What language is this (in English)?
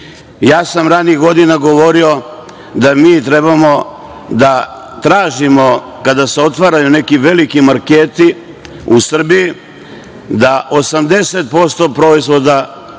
Serbian